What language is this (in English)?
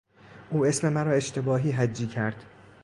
Persian